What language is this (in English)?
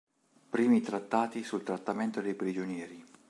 Italian